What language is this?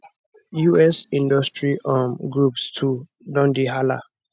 Nigerian Pidgin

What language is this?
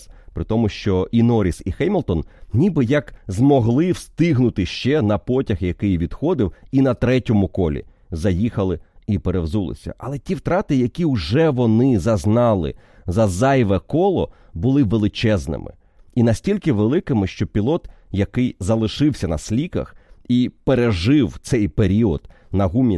Ukrainian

